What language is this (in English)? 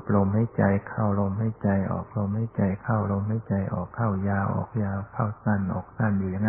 Thai